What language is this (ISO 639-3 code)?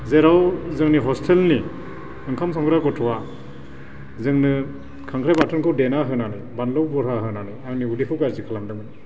brx